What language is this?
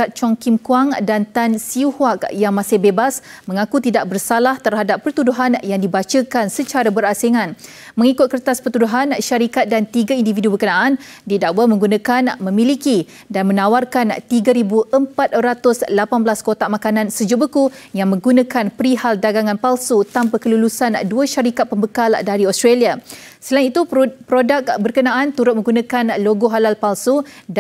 Malay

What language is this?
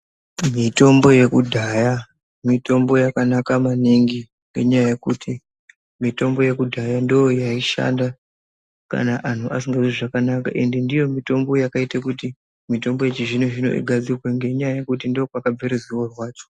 Ndau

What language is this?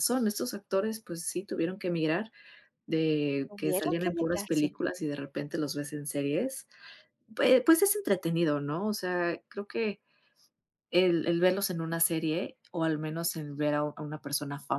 Spanish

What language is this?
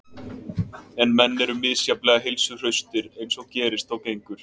Icelandic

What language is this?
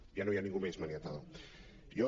Catalan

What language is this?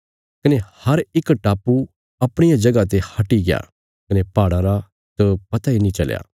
Bilaspuri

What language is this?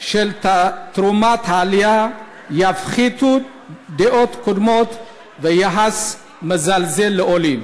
Hebrew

